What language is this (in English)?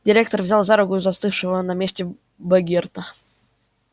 Russian